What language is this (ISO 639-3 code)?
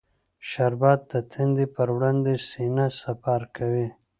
pus